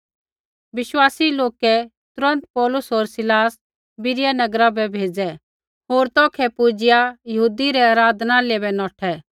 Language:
Kullu Pahari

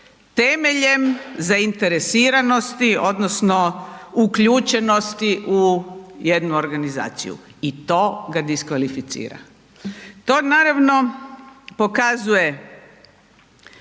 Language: Croatian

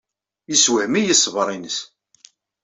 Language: Kabyle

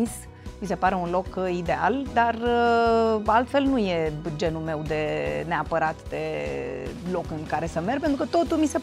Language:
Romanian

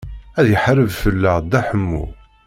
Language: Kabyle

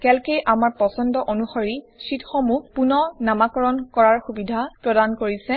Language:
Assamese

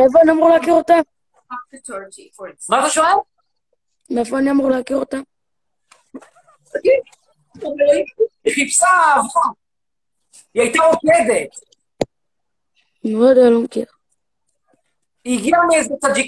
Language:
Hebrew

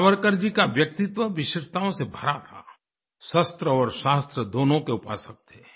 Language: Hindi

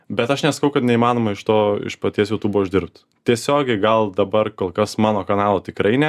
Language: Lithuanian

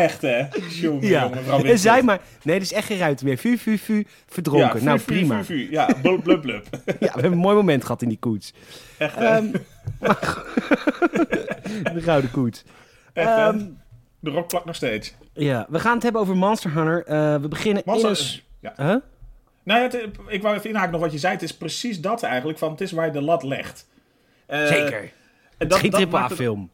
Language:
Dutch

